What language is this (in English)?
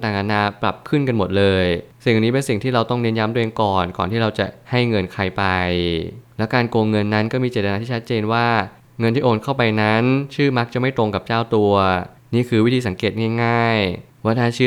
Thai